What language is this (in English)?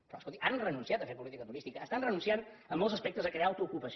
Catalan